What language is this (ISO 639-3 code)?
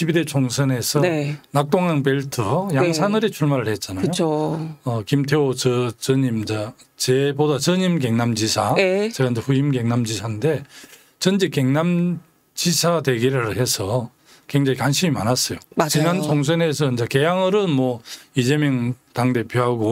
kor